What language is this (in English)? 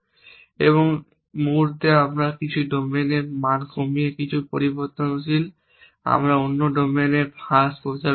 Bangla